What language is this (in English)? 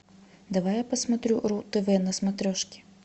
Russian